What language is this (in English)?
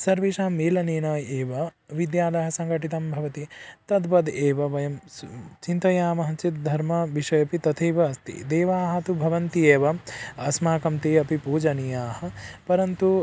Sanskrit